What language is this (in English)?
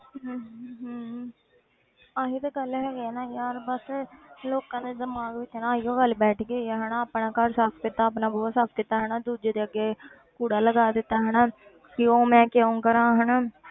Punjabi